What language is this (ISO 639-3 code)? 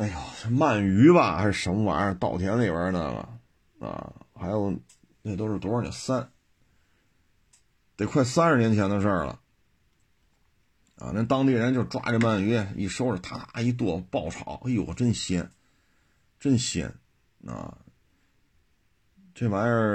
zho